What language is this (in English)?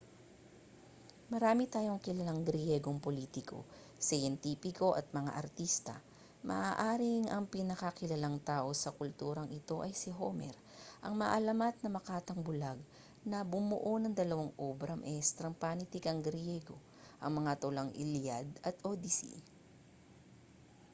Filipino